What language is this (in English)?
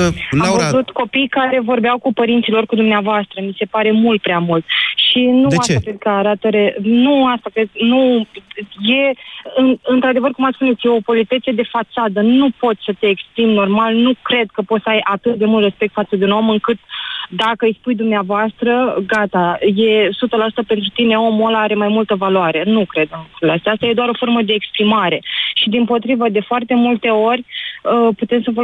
Romanian